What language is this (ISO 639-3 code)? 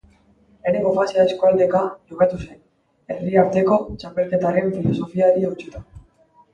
eus